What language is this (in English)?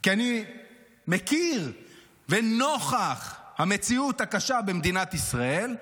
Hebrew